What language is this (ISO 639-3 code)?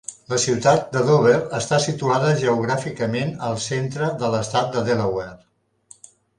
cat